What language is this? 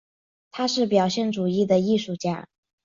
Chinese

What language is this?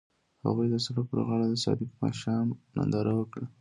Pashto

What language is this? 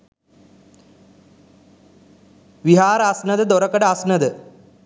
Sinhala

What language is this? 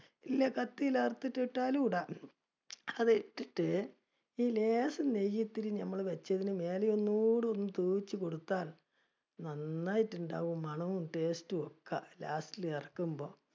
Malayalam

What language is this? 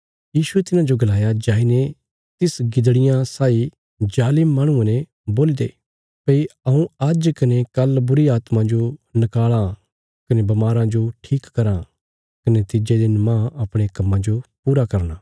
Bilaspuri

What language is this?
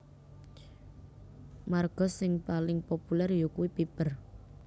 Javanese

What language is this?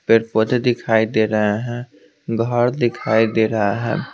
Hindi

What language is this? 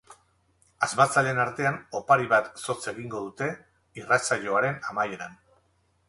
Basque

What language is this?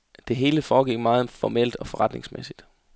Danish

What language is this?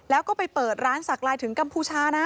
Thai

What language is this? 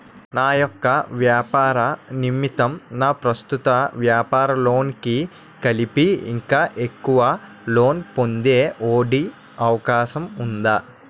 Telugu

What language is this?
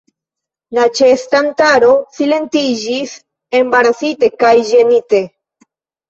Esperanto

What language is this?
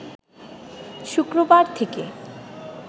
Bangla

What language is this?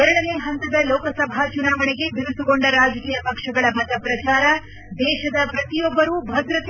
Kannada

